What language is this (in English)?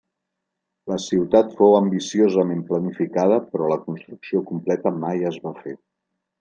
Catalan